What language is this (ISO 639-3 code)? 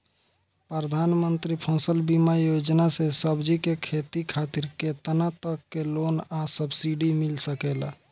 bho